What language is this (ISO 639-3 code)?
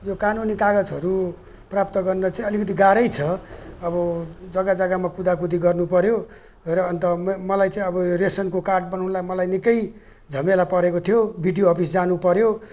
nep